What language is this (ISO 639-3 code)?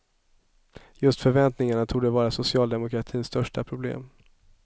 swe